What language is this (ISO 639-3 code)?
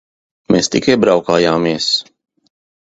lav